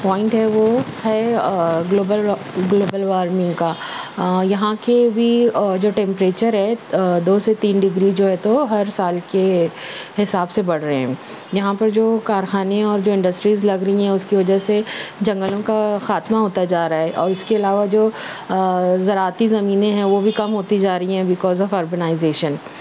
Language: Urdu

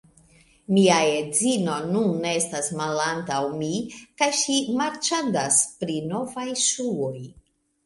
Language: Esperanto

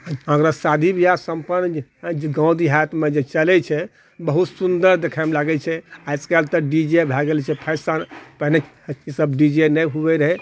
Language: Maithili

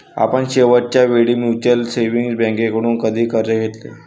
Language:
Marathi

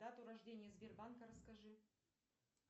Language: Russian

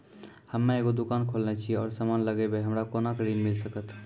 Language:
Maithili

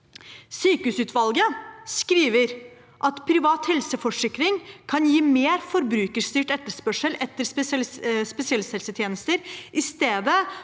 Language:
Norwegian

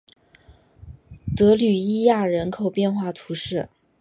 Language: Chinese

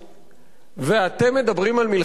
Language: Hebrew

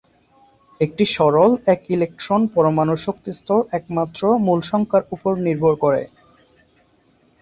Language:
Bangla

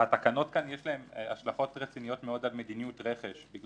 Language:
Hebrew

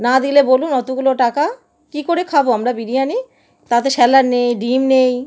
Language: Bangla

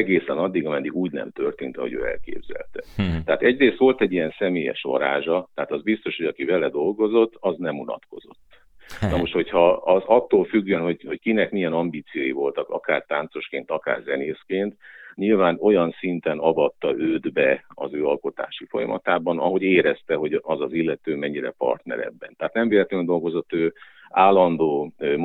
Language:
Hungarian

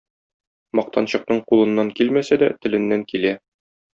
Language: Tatar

